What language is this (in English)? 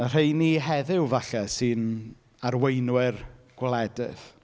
Welsh